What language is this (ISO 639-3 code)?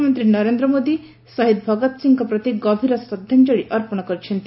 ori